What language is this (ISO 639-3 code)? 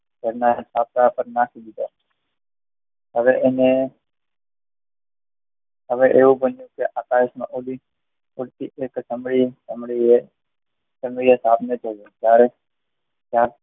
guj